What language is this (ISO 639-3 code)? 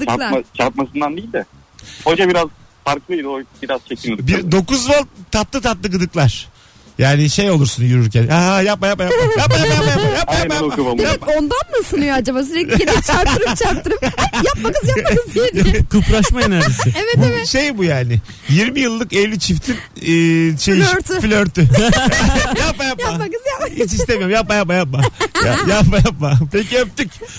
tur